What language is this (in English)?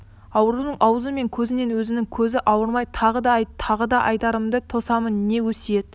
Kazakh